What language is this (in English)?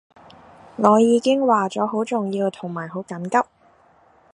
Cantonese